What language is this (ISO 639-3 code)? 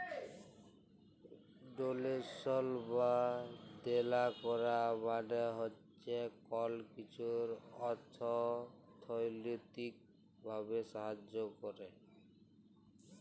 ben